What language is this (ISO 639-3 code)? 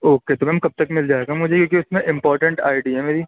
urd